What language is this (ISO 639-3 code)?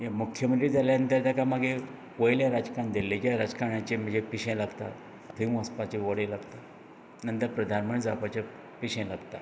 kok